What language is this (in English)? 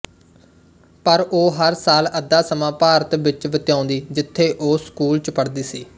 Punjabi